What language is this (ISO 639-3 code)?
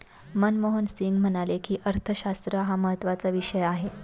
mar